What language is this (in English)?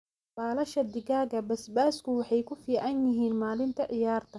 Somali